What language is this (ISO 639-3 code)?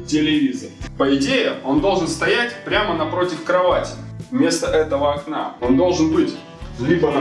rus